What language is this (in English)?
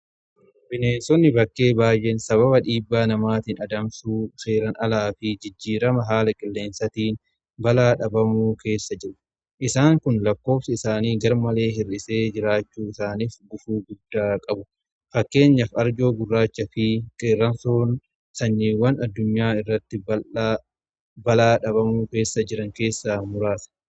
Oromo